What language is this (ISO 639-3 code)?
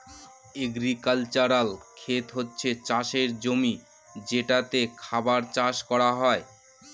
ben